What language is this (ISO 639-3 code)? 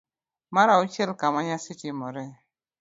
luo